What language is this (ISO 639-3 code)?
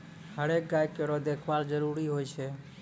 mai